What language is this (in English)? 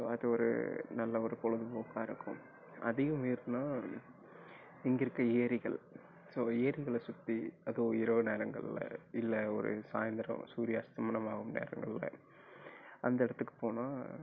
Tamil